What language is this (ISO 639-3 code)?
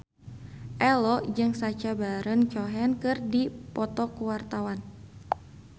sun